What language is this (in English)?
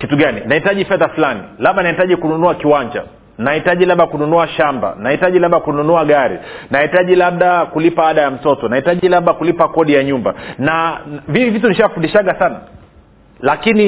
Swahili